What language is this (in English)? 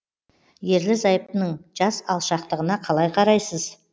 Kazakh